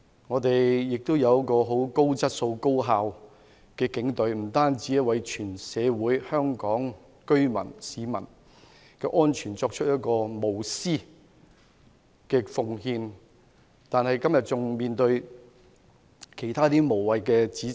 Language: Cantonese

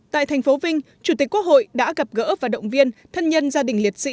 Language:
Vietnamese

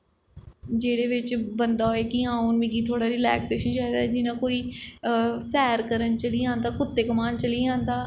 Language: Dogri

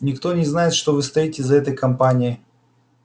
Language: Russian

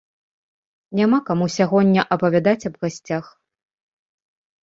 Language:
Belarusian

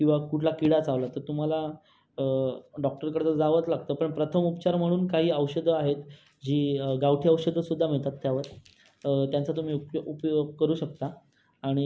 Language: Marathi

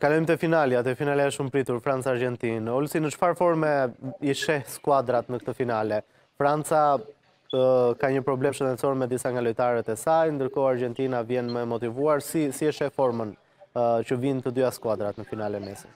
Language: Romanian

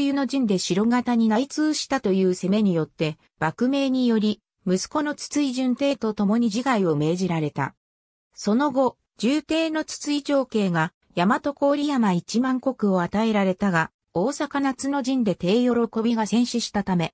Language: Japanese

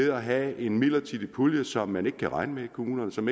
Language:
Danish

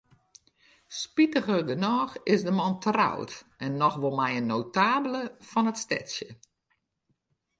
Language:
Western Frisian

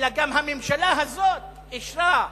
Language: Hebrew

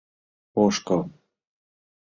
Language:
Mari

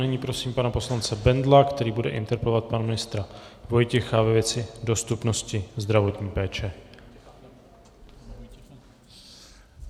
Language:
Czech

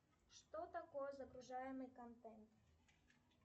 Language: Russian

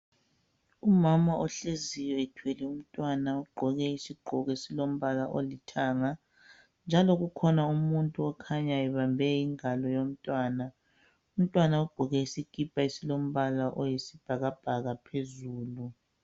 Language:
North Ndebele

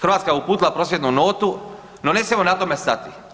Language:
Croatian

